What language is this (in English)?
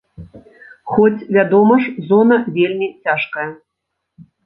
Belarusian